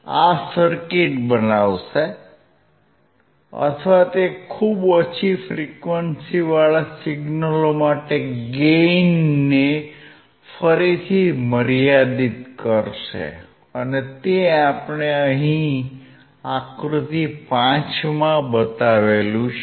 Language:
Gujarati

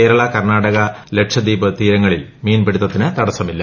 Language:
Malayalam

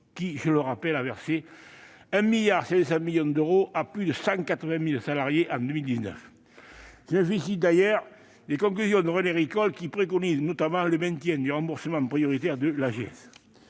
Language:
French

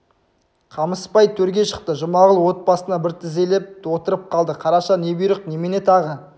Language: Kazakh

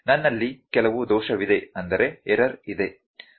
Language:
Kannada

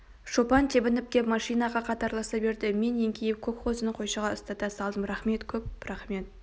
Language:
Kazakh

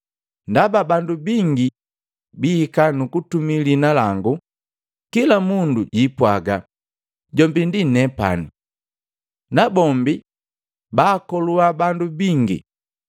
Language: Matengo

